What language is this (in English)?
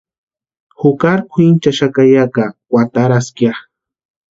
Western Highland Purepecha